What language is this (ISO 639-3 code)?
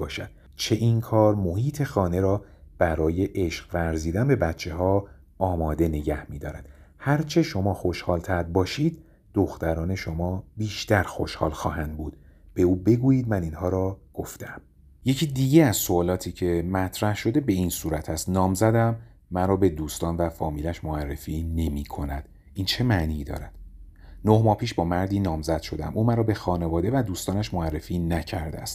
fas